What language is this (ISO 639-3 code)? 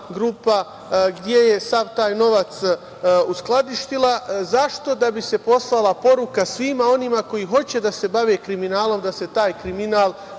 srp